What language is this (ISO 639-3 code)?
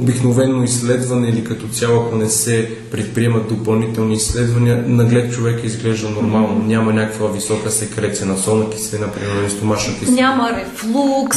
bul